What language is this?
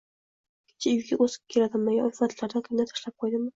Uzbek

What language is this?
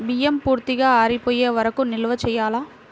Telugu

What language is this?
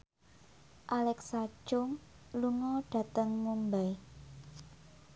Javanese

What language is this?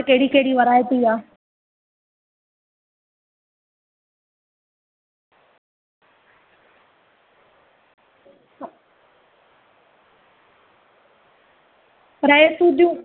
Sindhi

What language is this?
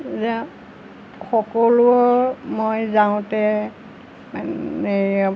Assamese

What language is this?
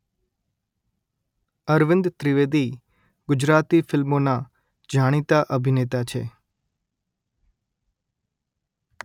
Gujarati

